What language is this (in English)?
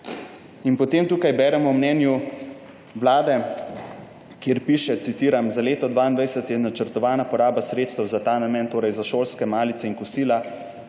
Slovenian